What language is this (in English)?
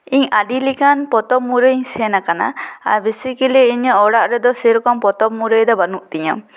Santali